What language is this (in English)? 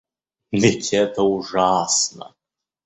Russian